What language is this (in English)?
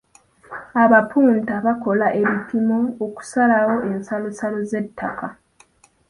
Ganda